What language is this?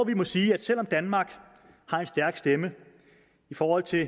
Danish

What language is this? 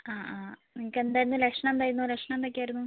Malayalam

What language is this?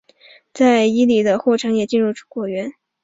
Chinese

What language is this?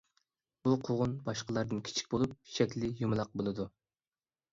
Uyghur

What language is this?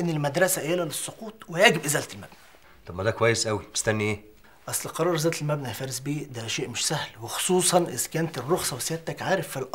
Arabic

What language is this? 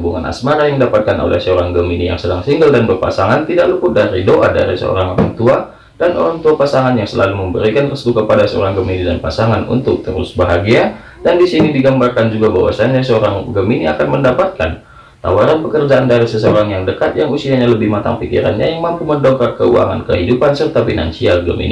Indonesian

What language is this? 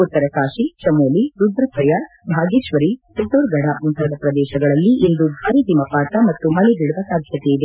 Kannada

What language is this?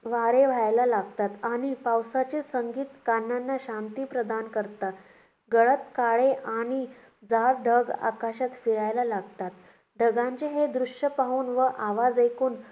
Marathi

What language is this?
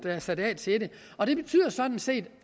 Danish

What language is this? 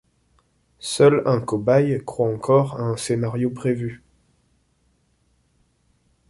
French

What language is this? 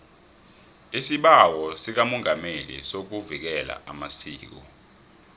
South Ndebele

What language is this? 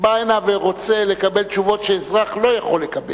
Hebrew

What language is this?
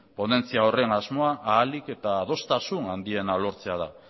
Basque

